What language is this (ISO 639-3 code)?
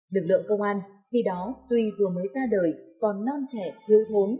vie